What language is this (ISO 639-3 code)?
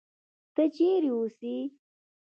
pus